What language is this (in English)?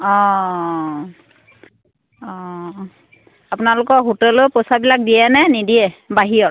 Assamese